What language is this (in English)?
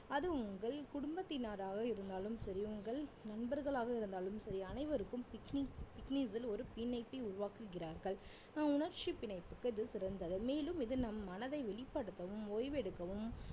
Tamil